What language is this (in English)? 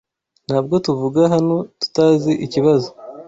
Kinyarwanda